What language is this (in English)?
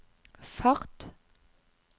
Norwegian